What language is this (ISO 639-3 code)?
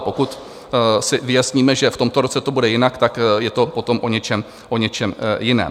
ces